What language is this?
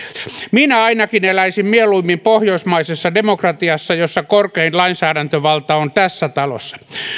Finnish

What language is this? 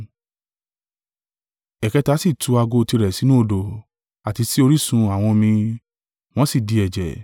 Yoruba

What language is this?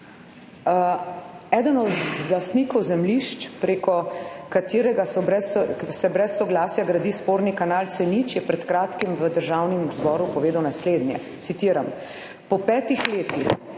Slovenian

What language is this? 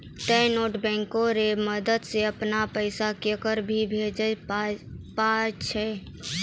Maithili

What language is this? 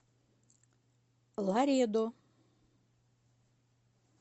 Russian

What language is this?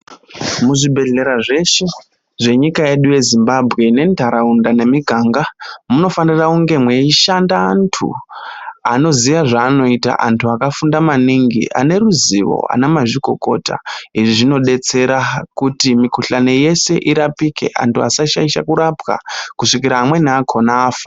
Ndau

